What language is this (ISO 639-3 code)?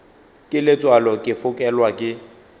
nso